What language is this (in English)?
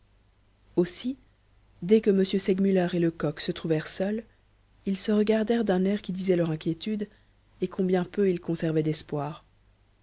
French